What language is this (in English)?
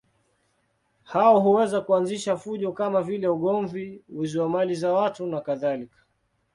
Swahili